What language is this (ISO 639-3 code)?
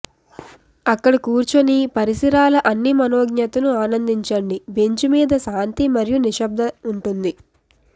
tel